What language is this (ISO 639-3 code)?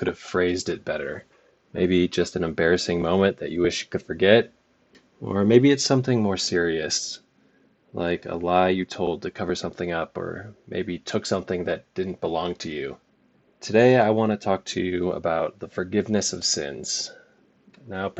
eng